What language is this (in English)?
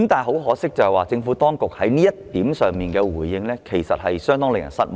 Cantonese